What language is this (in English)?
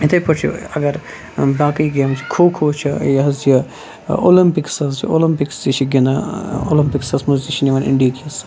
Kashmiri